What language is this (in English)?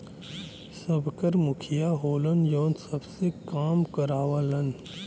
Bhojpuri